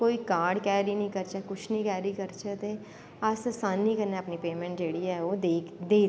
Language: Dogri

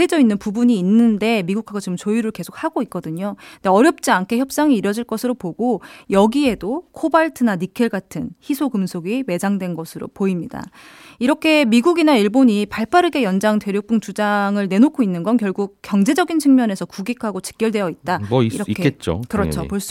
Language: Korean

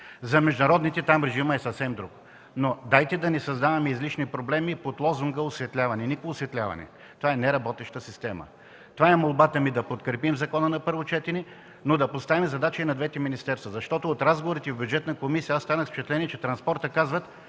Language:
Bulgarian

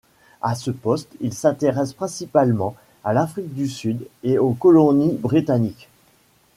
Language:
French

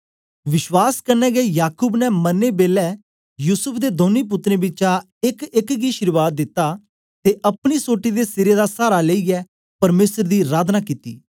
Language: Dogri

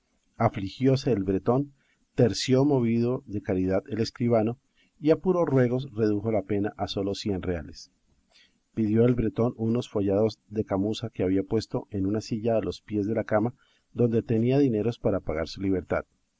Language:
Spanish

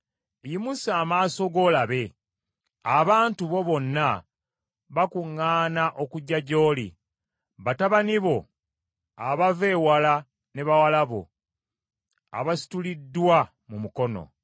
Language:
Ganda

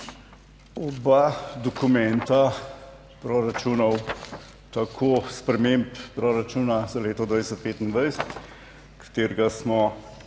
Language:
Slovenian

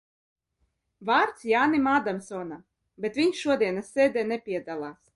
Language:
Latvian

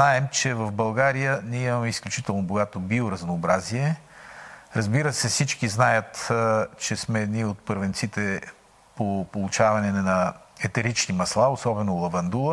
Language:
Bulgarian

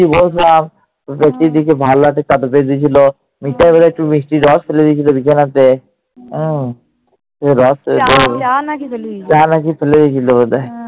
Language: Bangla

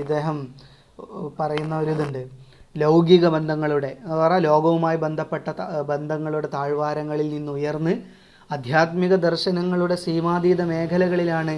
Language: Malayalam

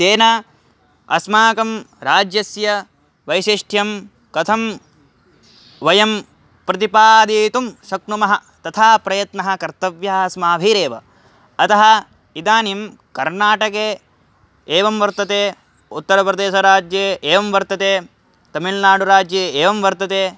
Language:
Sanskrit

